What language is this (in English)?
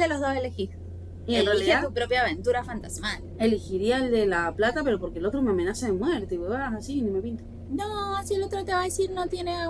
Spanish